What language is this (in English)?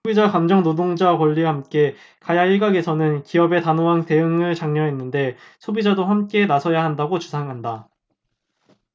Korean